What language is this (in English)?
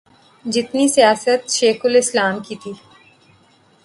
Urdu